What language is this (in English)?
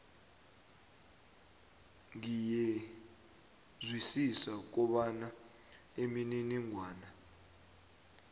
South Ndebele